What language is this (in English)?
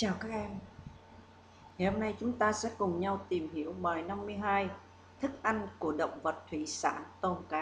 Vietnamese